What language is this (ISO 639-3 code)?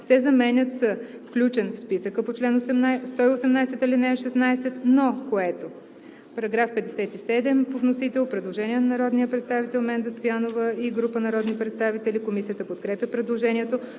bul